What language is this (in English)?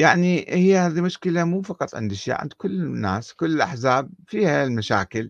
Arabic